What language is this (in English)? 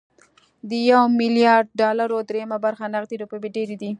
Pashto